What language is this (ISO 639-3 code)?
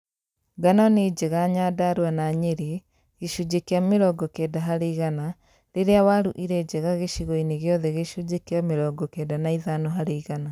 kik